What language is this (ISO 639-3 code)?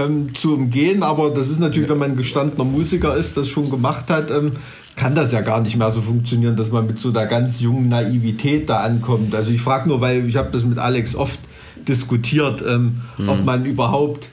deu